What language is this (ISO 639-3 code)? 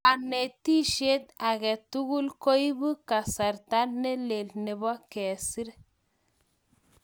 kln